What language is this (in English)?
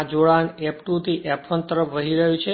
Gujarati